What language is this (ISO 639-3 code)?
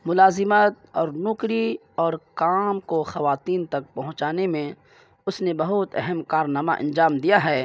urd